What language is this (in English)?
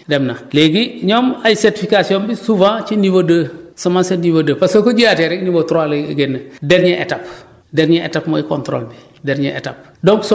Wolof